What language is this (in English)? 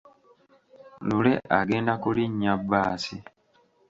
Ganda